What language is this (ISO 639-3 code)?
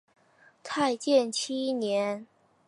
zho